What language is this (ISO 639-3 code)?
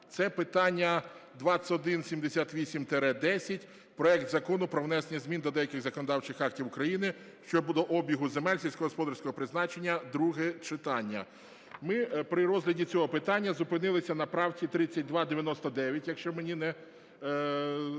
ukr